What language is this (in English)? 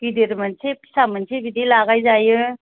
Bodo